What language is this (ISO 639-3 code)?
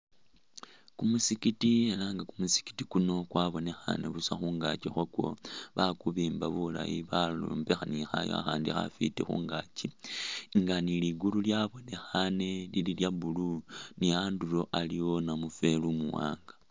myx